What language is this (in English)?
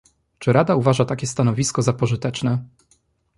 Polish